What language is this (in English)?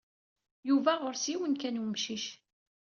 Kabyle